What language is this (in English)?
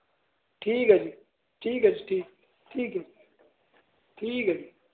Punjabi